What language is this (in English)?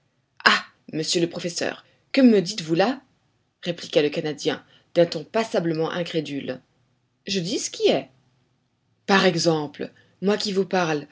French